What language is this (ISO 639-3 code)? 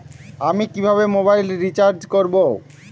ben